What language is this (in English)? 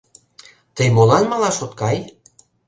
Mari